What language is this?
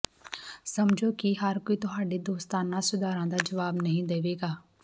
Punjabi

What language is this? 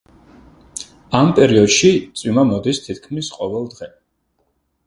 Georgian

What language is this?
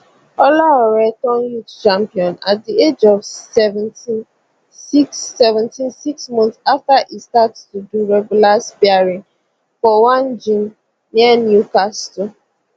Nigerian Pidgin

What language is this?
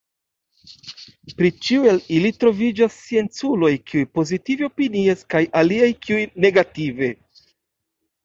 Esperanto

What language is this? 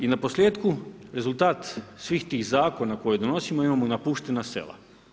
Croatian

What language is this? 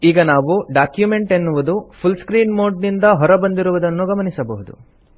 Kannada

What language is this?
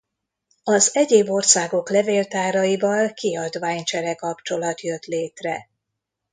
Hungarian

